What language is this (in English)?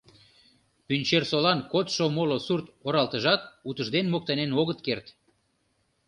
Mari